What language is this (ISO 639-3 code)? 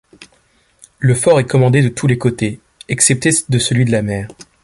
fra